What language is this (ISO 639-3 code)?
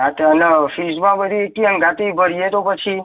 guj